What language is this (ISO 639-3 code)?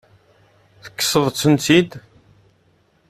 kab